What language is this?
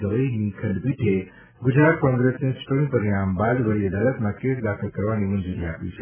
Gujarati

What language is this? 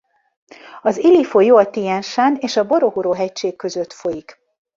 Hungarian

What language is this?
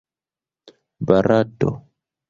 Esperanto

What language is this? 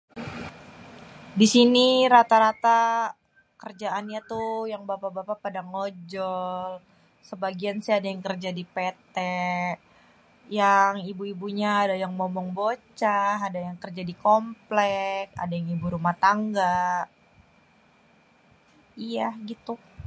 Betawi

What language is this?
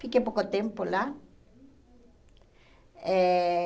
Portuguese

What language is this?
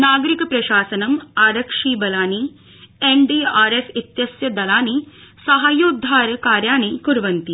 Sanskrit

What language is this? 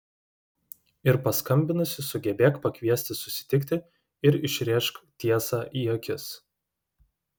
Lithuanian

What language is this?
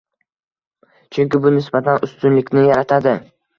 Uzbek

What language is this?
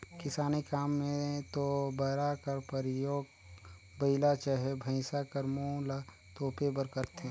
Chhattisgarhi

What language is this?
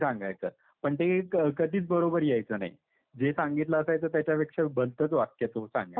Marathi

